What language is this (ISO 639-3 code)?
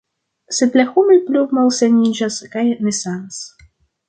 epo